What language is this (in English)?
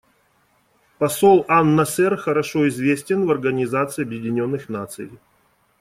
Russian